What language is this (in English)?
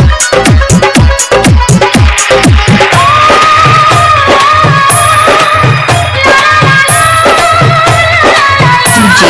Bangla